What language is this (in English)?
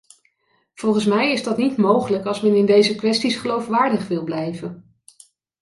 Dutch